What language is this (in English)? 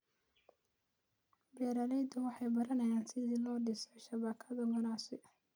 Somali